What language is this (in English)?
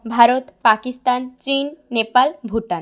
Bangla